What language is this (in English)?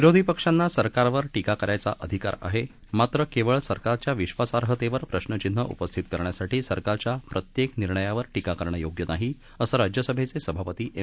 Marathi